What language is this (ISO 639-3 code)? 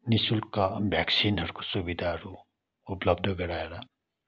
nep